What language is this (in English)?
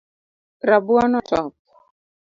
Luo (Kenya and Tanzania)